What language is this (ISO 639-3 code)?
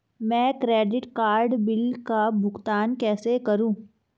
hin